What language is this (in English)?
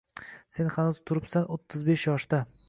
Uzbek